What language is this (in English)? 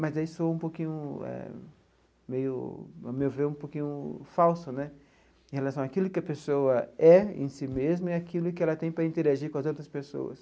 Portuguese